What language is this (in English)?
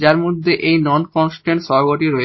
Bangla